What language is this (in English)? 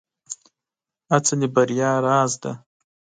Pashto